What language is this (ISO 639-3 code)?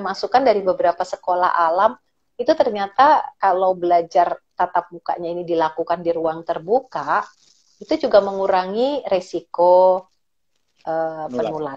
ind